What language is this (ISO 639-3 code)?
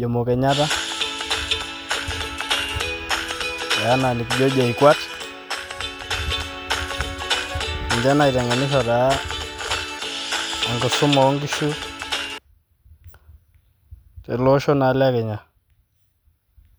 mas